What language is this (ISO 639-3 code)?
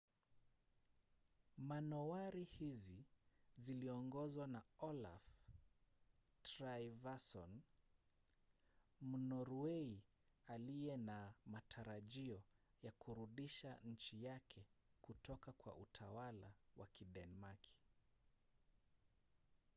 swa